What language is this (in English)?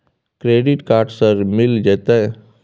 Maithili